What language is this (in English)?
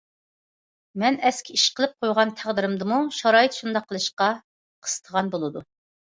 Uyghur